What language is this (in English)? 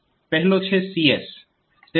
Gujarati